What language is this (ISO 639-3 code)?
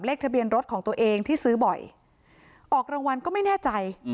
tha